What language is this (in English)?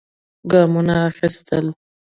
Pashto